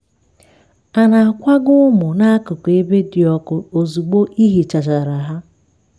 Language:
Igbo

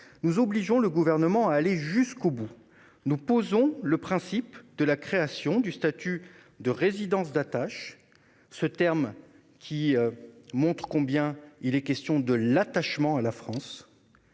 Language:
French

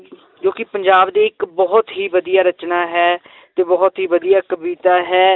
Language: Punjabi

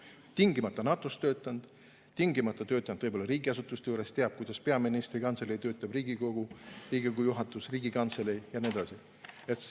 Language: Estonian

